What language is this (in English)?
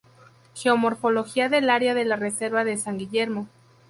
Spanish